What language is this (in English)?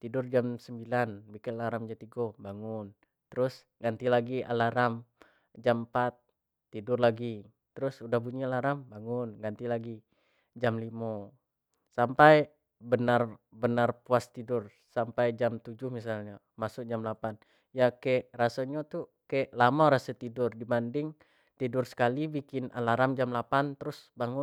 Jambi Malay